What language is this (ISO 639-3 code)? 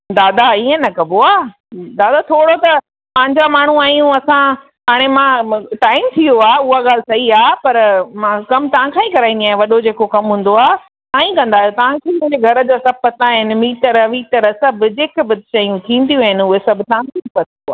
snd